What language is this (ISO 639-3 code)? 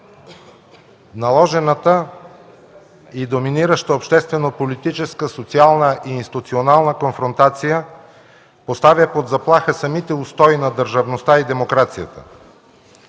bul